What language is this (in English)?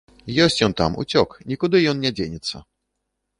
Belarusian